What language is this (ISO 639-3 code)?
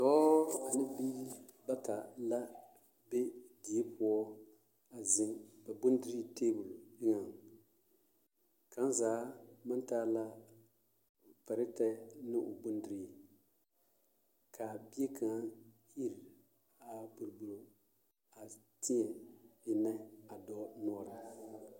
dga